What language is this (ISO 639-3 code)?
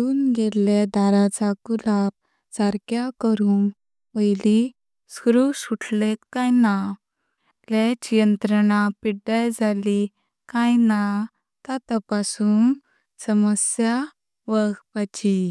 kok